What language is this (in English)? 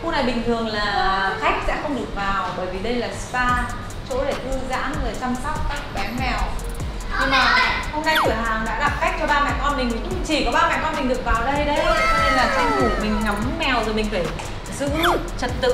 Vietnamese